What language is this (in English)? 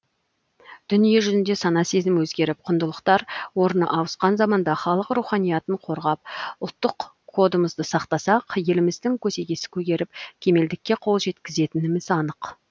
Kazakh